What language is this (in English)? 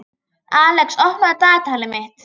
Icelandic